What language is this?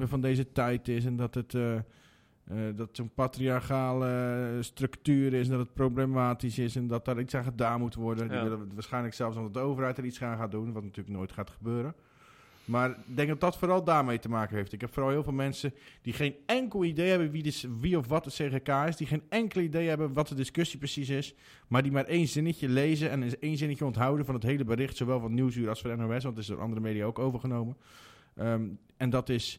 Dutch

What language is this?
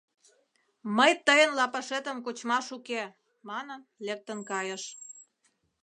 Mari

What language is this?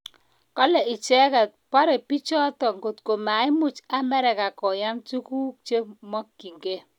Kalenjin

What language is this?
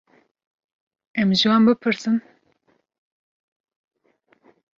Kurdish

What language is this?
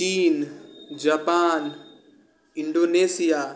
Maithili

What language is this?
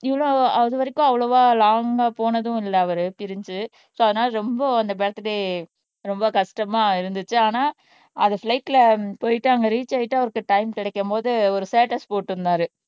Tamil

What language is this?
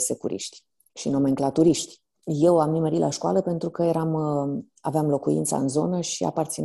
Romanian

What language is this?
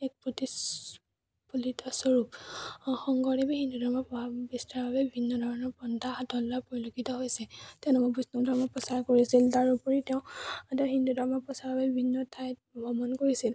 Assamese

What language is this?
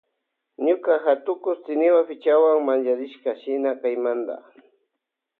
Loja Highland Quichua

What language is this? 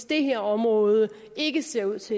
Danish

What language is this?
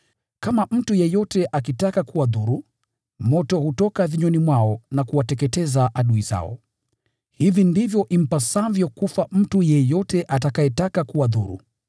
Swahili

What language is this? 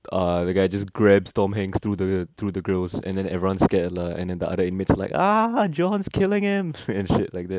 English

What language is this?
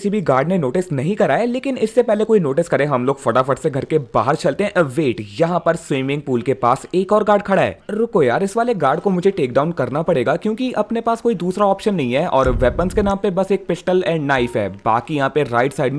Hindi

